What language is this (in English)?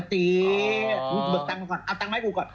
Thai